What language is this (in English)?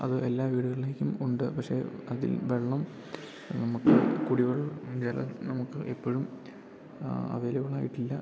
Malayalam